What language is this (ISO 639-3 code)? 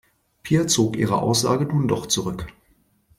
deu